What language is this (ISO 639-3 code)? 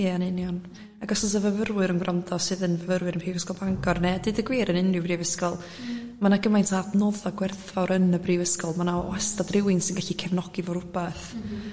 cym